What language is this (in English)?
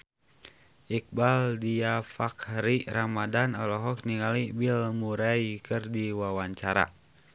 Sundanese